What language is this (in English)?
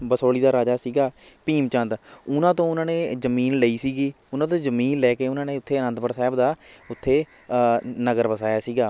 Punjabi